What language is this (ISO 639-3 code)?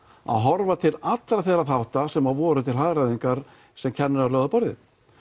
isl